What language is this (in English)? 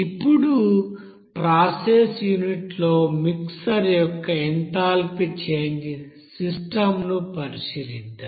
Telugu